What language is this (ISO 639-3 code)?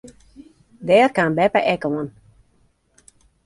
fry